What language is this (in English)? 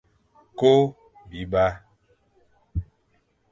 Fang